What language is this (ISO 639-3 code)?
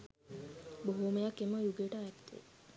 sin